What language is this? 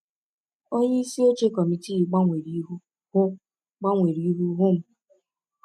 Igbo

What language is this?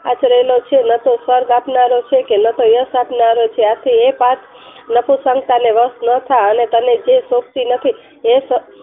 Gujarati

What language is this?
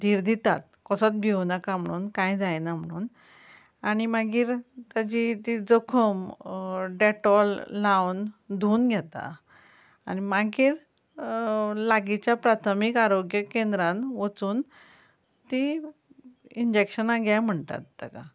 Konkani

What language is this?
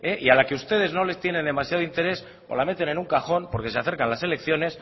Spanish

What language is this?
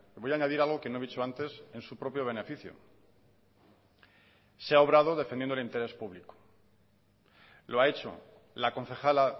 Spanish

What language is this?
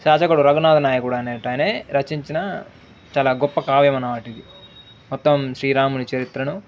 Telugu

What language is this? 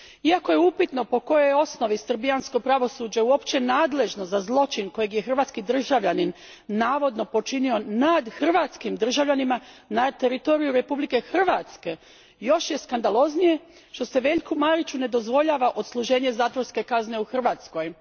Croatian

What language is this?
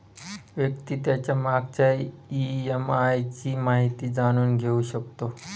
Marathi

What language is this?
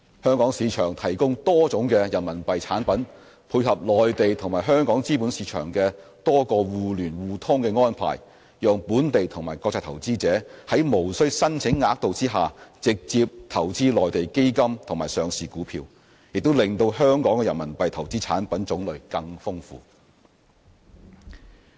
Cantonese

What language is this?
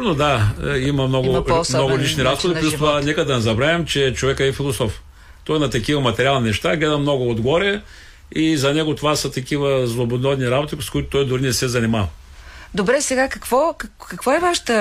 Bulgarian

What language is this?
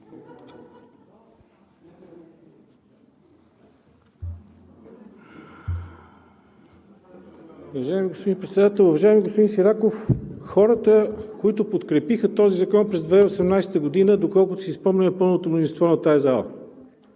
Bulgarian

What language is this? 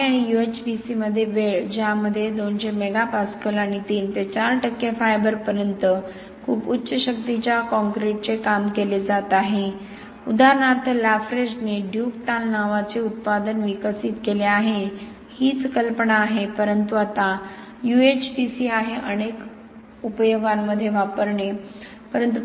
Marathi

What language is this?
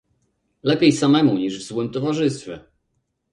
Polish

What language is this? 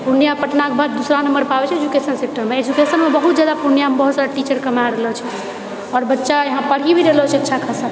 Maithili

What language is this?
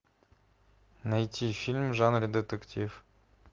Russian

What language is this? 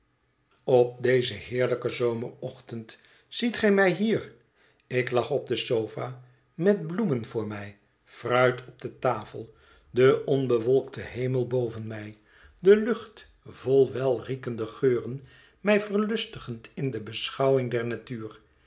Dutch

